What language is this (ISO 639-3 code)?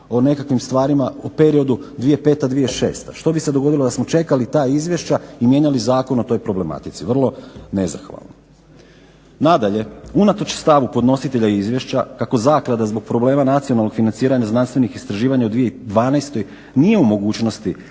hrv